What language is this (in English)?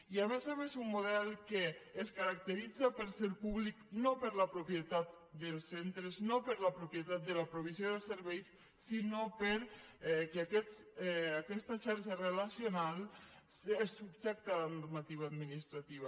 Catalan